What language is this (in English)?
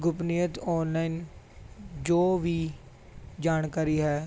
Punjabi